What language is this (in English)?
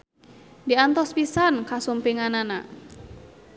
Sundanese